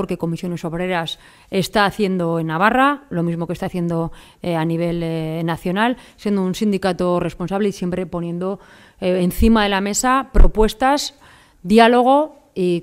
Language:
Spanish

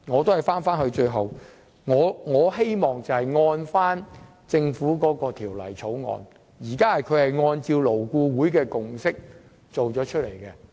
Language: Cantonese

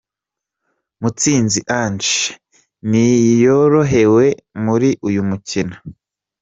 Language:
Kinyarwanda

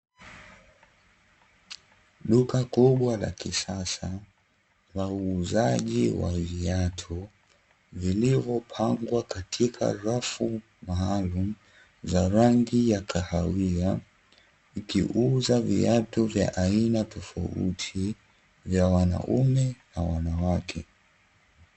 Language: Swahili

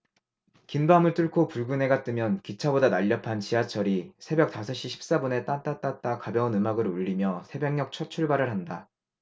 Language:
Korean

